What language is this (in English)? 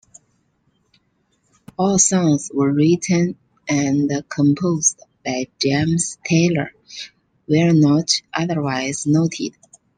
English